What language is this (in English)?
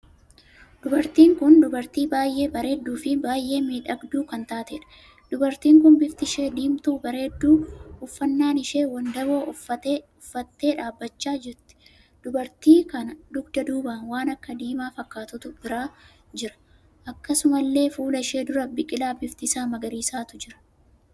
Oromo